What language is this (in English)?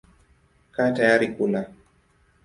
Swahili